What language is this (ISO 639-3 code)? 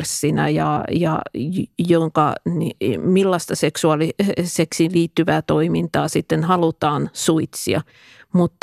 fin